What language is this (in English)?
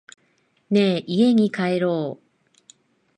Japanese